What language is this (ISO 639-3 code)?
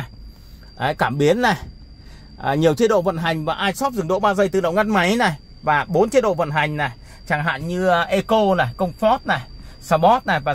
vie